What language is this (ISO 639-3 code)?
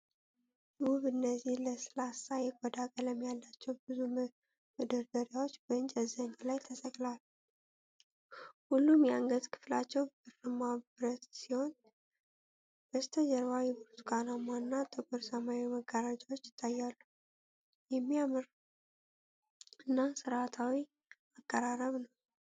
amh